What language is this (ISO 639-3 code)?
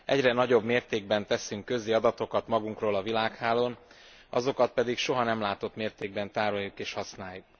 hun